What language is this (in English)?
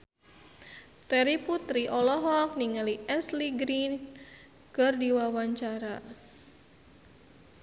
Sundanese